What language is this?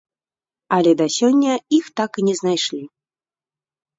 Belarusian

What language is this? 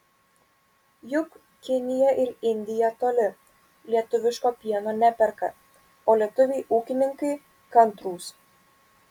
Lithuanian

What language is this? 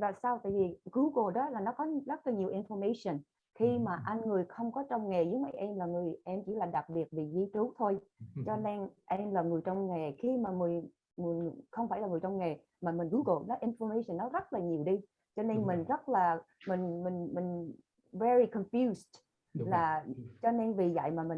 Vietnamese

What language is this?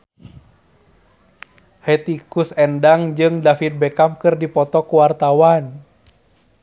Sundanese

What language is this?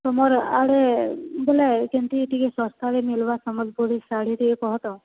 Odia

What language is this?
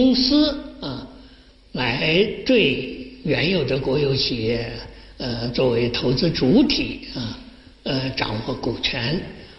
Chinese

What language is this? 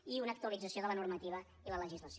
Catalan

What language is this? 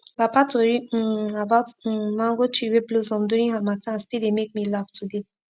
Nigerian Pidgin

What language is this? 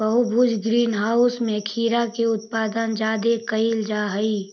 Magahi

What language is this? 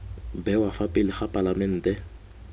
Tswana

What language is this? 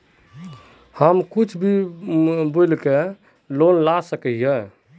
Magahi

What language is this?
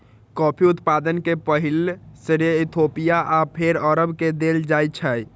Maithili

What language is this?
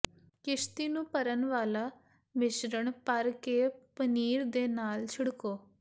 Punjabi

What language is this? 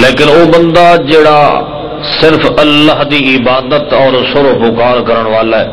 Arabic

